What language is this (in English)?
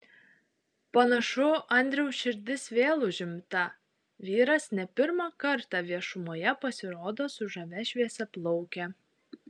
Lithuanian